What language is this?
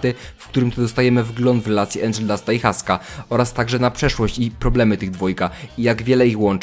Polish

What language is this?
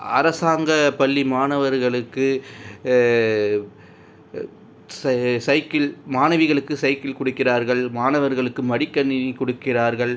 Tamil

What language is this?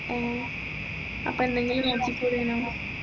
Malayalam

